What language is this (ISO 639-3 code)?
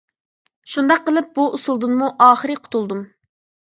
uig